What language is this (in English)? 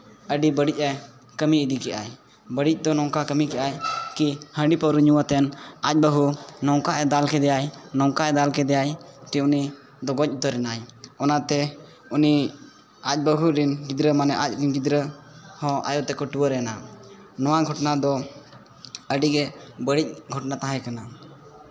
Santali